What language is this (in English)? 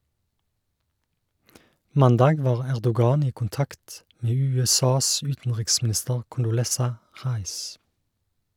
Norwegian